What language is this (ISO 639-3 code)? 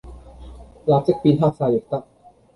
yue